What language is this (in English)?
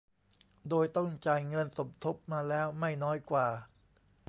Thai